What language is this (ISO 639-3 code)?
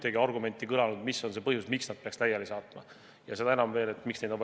est